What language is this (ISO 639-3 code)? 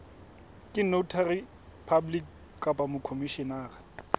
sot